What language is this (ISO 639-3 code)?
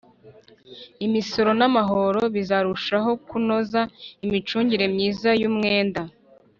kin